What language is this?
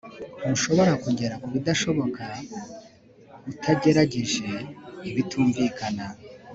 Kinyarwanda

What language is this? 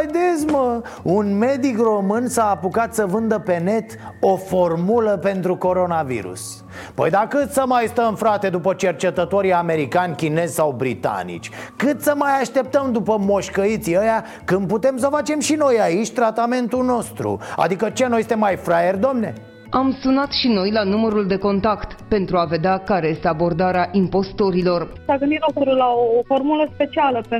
Romanian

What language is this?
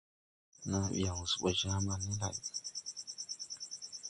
Tupuri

